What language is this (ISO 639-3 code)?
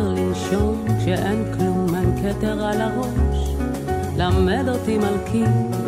heb